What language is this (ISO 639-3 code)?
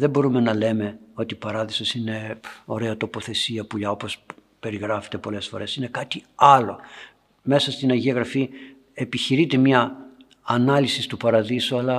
ell